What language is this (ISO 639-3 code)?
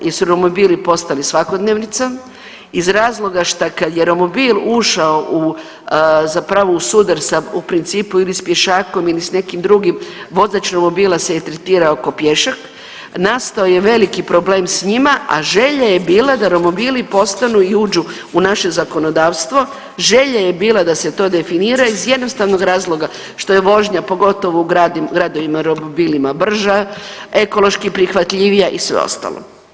hrv